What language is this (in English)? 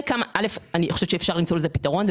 Hebrew